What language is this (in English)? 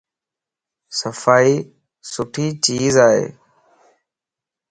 Lasi